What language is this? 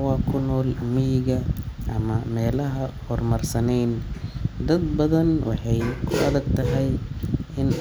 Somali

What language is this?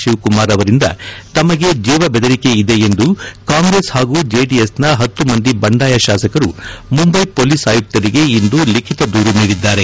Kannada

